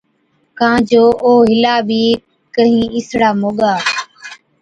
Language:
Od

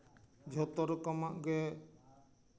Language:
Santali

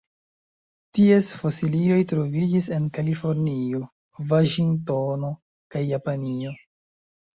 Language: Esperanto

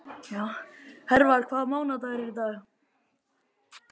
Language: Icelandic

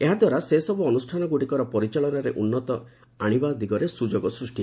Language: Odia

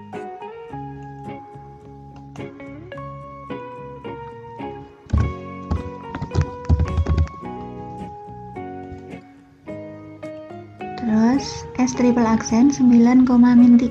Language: Indonesian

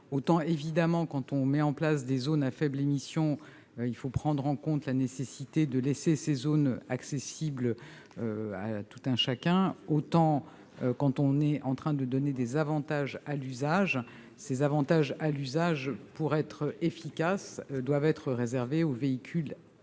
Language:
French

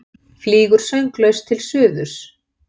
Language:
Icelandic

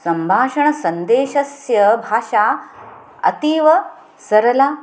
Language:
Sanskrit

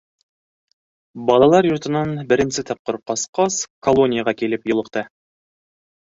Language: Bashkir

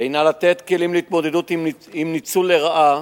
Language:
Hebrew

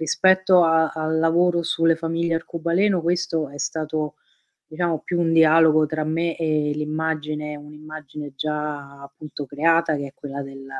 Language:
Italian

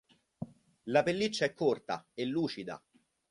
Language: Italian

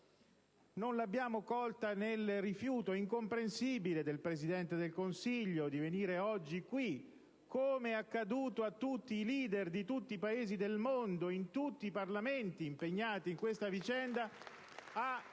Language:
Italian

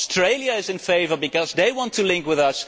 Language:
English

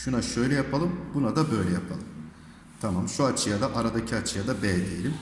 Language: Turkish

